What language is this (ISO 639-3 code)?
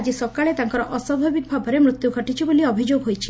ori